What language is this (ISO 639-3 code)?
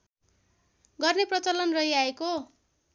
nep